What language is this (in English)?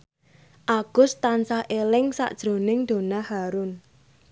Javanese